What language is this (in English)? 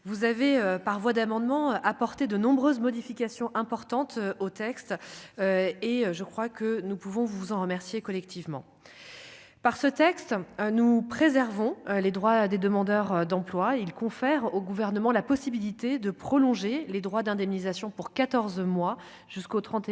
French